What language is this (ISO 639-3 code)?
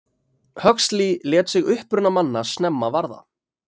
isl